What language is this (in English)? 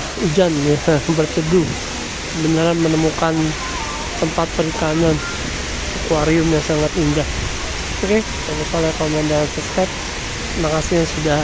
Indonesian